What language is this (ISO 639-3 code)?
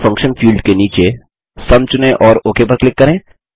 hin